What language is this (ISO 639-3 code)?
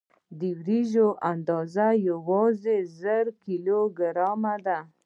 pus